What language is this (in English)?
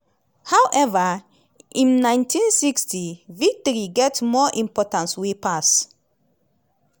Nigerian Pidgin